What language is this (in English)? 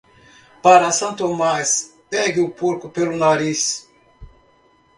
Portuguese